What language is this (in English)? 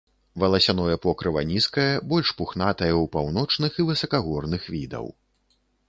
Belarusian